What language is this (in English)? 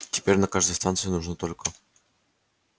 Russian